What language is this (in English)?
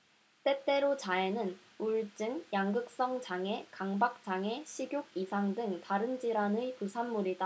Korean